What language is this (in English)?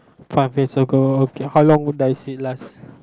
English